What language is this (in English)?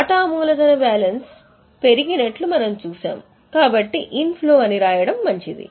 Telugu